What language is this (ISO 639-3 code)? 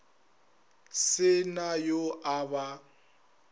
nso